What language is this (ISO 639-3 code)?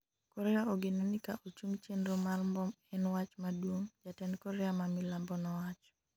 luo